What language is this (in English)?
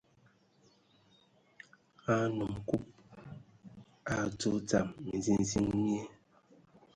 Ewondo